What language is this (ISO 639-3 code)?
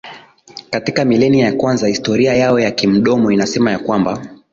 swa